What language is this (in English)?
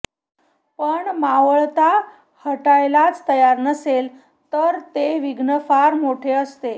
Marathi